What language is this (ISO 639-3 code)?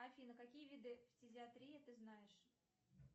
rus